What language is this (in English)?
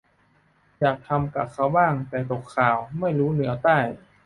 Thai